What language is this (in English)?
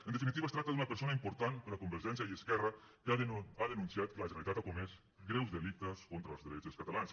Catalan